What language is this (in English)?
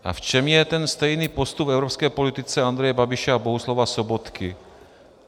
Czech